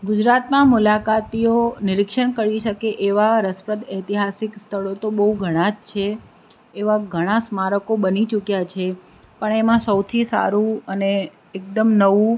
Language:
Gujarati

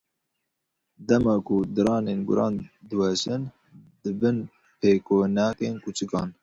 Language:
Kurdish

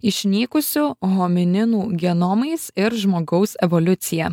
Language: Lithuanian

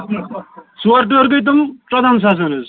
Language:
Kashmiri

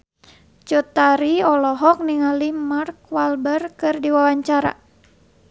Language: Sundanese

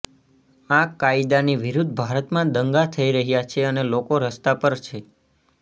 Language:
Gujarati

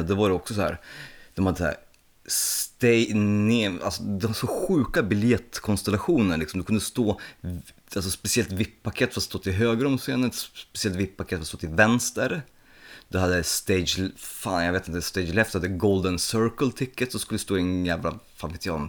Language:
Swedish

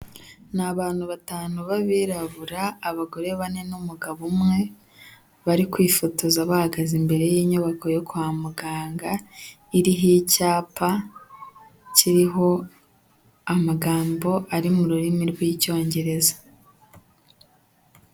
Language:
Kinyarwanda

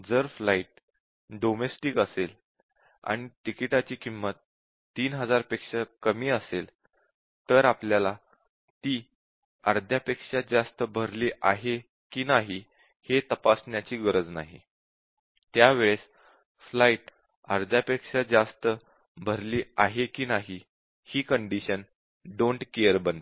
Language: Marathi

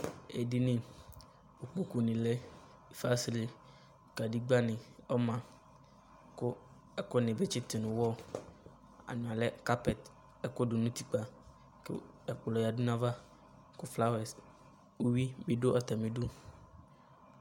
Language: Ikposo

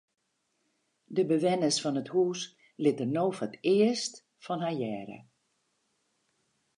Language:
Western Frisian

